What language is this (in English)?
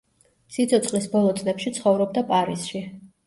Georgian